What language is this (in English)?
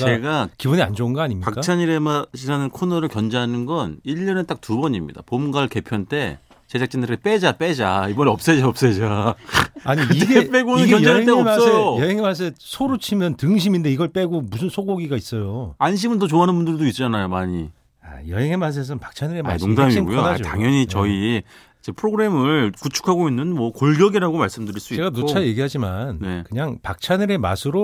Korean